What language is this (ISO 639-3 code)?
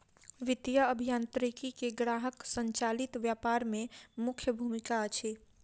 mai